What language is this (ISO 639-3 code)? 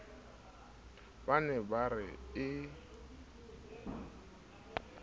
sot